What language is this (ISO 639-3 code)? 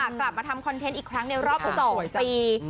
tha